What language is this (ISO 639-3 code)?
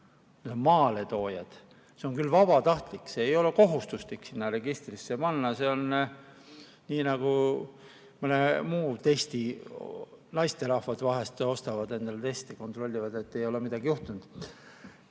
est